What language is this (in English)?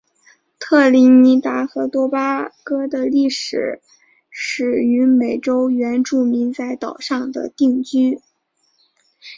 Chinese